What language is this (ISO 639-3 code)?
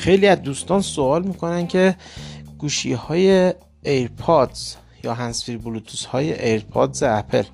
fas